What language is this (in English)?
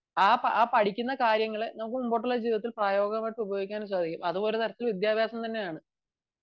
Malayalam